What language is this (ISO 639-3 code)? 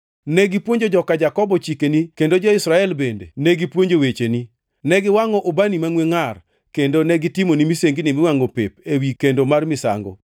luo